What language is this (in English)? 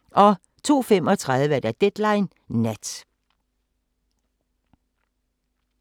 Danish